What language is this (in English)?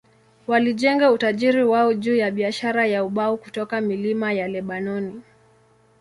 Swahili